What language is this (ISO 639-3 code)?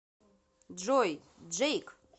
rus